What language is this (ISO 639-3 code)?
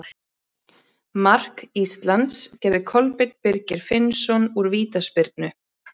isl